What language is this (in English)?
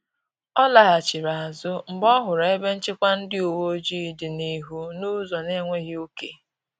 Igbo